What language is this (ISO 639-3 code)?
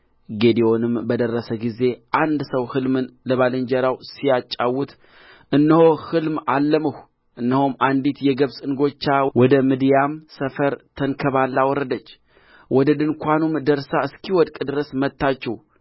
amh